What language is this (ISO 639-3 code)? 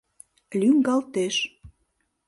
chm